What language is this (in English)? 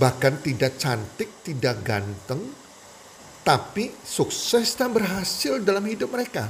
Indonesian